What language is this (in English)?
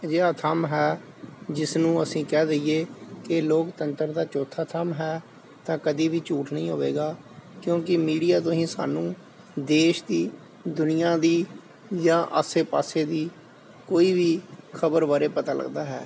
Punjabi